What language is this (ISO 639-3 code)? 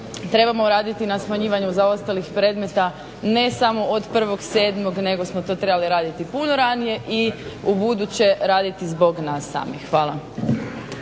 hrv